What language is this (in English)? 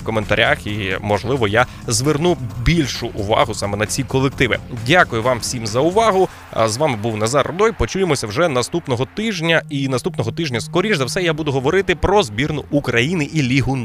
Ukrainian